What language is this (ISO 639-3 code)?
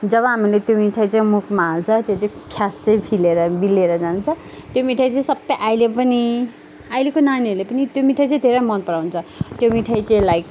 nep